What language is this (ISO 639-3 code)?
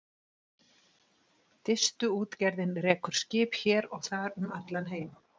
isl